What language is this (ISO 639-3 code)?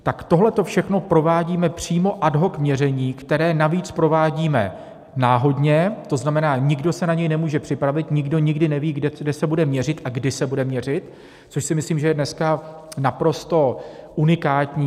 ces